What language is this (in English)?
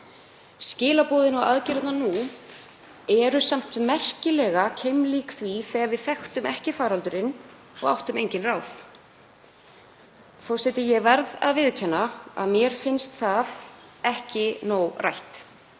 Icelandic